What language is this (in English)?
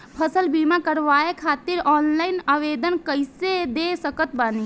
Bhojpuri